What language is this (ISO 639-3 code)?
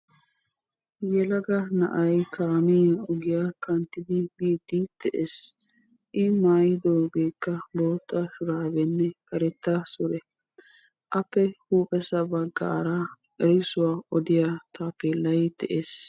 wal